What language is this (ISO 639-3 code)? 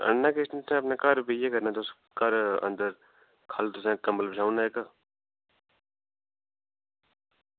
doi